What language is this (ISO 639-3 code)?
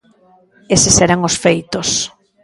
glg